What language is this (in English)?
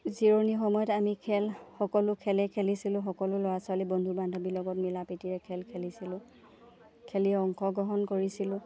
Assamese